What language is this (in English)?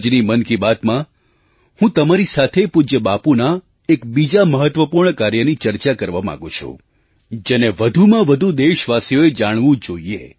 Gujarati